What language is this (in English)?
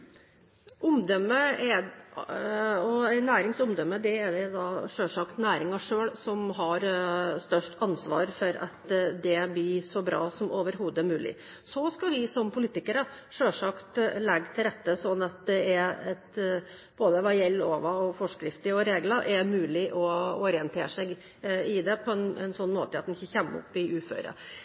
Norwegian Bokmål